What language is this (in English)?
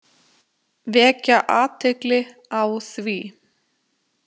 Icelandic